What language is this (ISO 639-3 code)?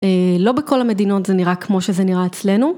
heb